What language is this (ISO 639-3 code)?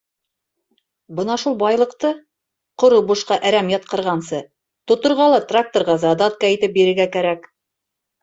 bak